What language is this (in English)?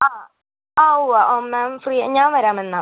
Malayalam